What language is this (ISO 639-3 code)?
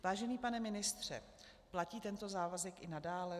ces